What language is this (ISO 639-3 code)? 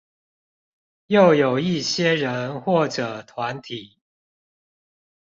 zho